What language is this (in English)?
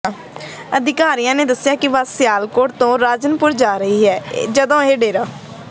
Punjabi